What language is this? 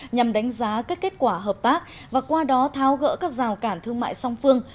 Vietnamese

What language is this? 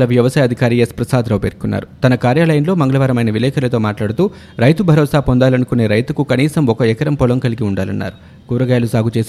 Telugu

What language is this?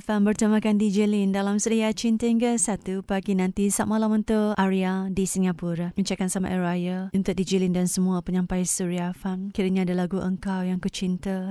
Malay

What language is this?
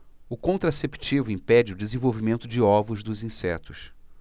Portuguese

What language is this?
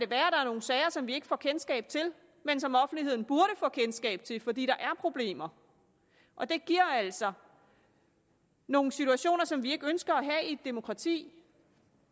Danish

